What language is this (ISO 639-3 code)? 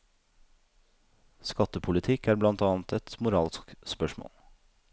nor